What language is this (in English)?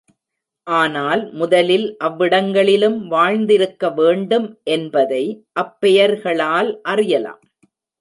Tamil